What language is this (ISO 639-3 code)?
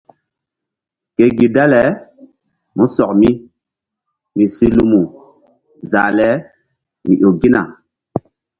mdd